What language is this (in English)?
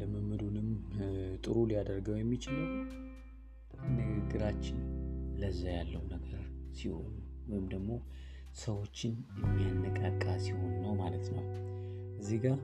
Amharic